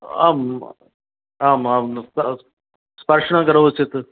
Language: Sanskrit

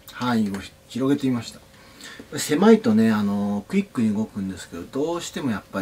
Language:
Japanese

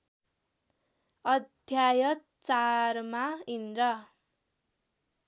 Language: Nepali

